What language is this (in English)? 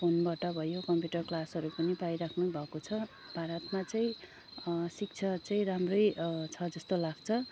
Nepali